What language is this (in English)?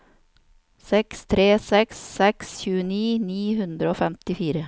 Norwegian